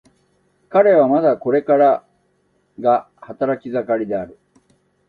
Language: Japanese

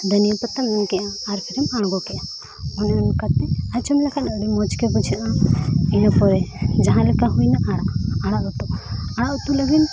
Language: Santali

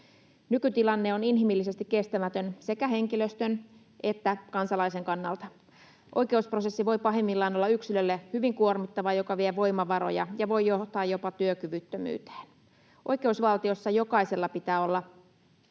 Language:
Finnish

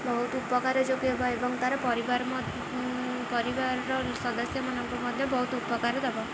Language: Odia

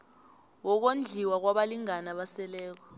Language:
South Ndebele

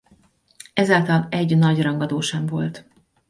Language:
Hungarian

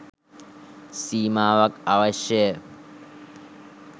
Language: Sinhala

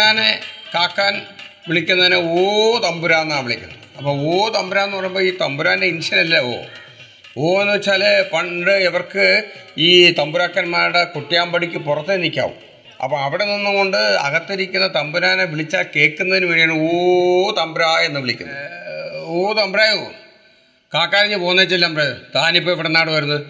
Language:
Malayalam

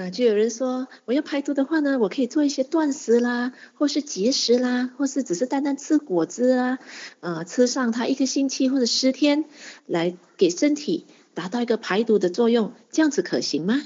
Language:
Chinese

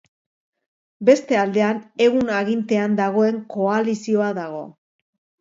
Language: Basque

